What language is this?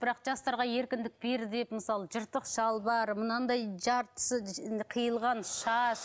Kazakh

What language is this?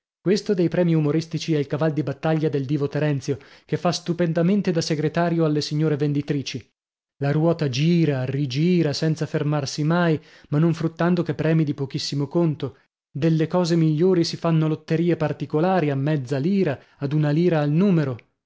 Italian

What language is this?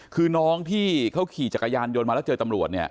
Thai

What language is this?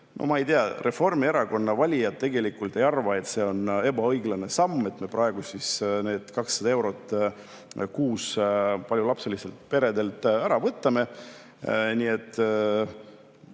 Estonian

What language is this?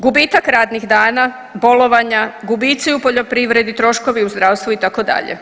Croatian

